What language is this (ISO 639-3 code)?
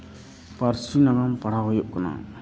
sat